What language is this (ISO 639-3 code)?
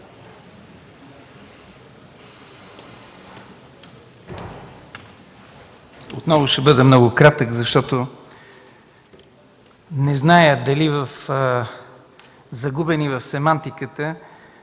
bul